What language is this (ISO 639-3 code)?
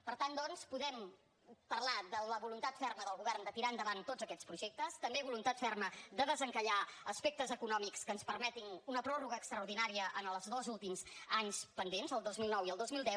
cat